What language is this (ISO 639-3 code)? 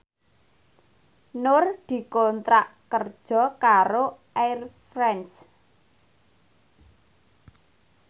jav